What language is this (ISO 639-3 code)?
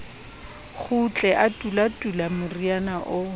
sot